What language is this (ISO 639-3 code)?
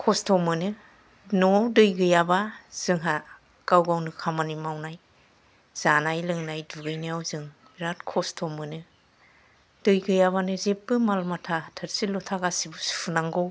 brx